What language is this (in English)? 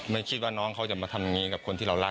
Thai